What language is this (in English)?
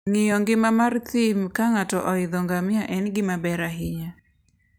Luo (Kenya and Tanzania)